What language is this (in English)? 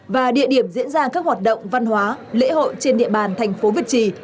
Vietnamese